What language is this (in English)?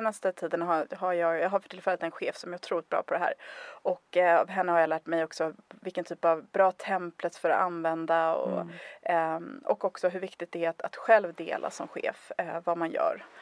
Swedish